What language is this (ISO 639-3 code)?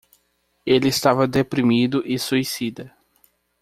por